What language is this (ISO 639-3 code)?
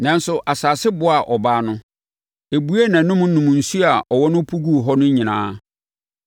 aka